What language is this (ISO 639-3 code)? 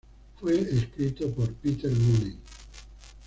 spa